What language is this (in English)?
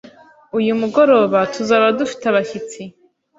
Kinyarwanda